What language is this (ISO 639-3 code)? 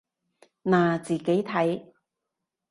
yue